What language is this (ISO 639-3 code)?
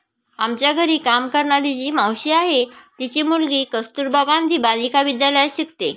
mar